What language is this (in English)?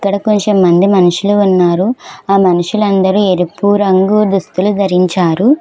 Telugu